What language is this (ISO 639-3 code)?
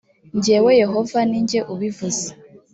kin